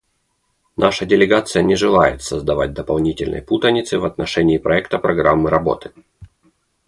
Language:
Russian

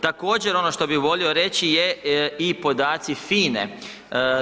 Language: Croatian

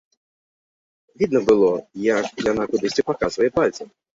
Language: Belarusian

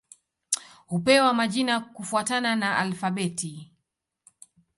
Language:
Swahili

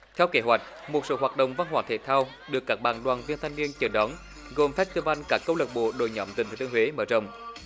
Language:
Vietnamese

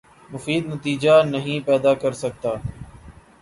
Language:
Urdu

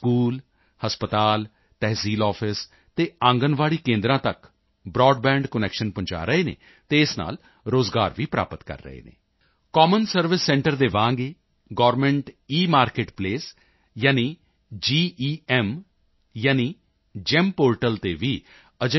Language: Punjabi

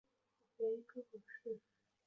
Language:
Chinese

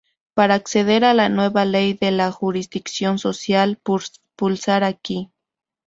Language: Spanish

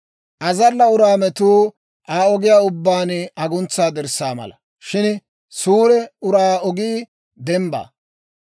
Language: Dawro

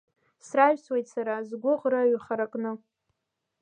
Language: Abkhazian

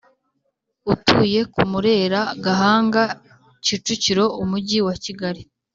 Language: Kinyarwanda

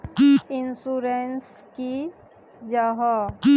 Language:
Magahi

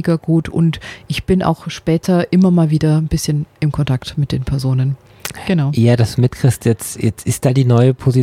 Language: German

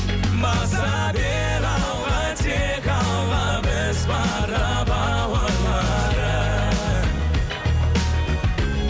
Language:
Kazakh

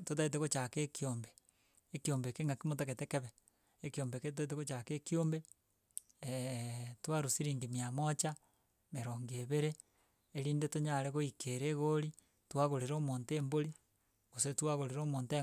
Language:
Gusii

